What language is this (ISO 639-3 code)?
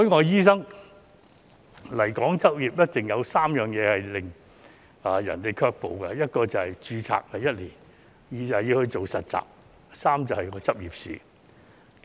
yue